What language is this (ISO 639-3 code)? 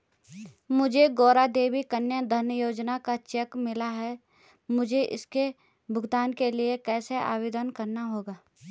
hin